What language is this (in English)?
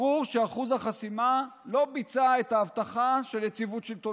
Hebrew